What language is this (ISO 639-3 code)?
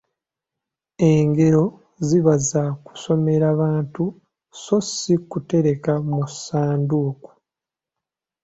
lug